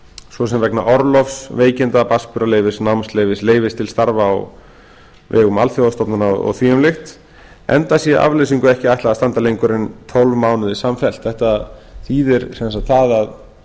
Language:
Icelandic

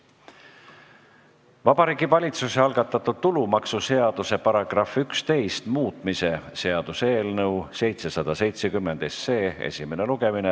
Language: Estonian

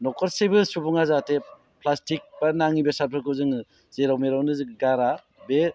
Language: Bodo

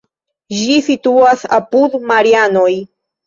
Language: Esperanto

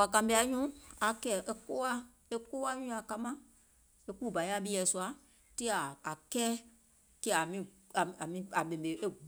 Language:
Gola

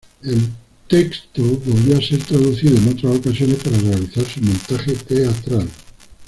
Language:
Spanish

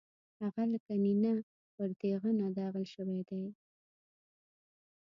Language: Pashto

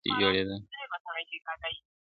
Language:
Pashto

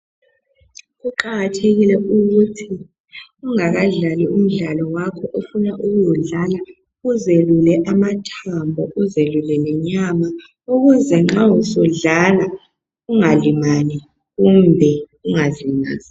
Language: North Ndebele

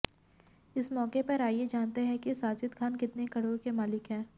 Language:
Hindi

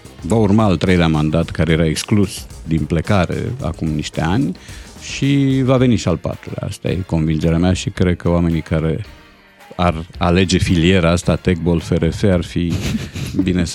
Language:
Romanian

